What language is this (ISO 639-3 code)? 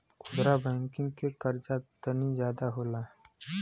bho